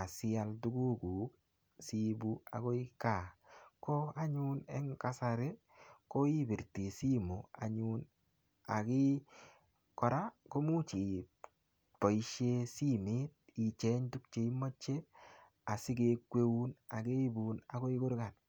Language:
Kalenjin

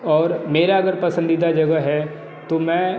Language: Hindi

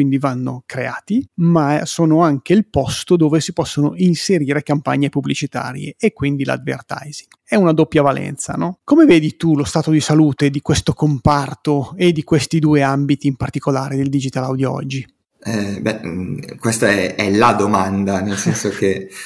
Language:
Italian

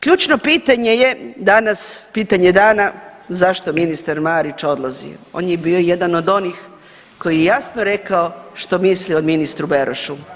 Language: Croatian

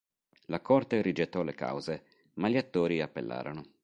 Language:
Italian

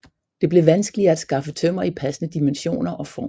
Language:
Danish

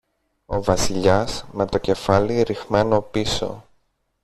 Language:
Greek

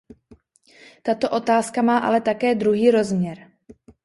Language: Czech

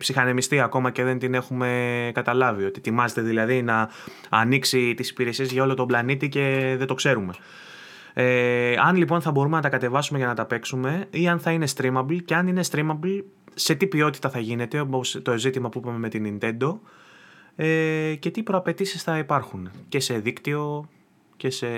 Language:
Greek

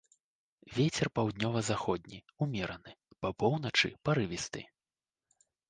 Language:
Belarusian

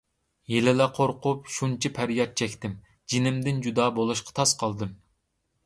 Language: Uyghur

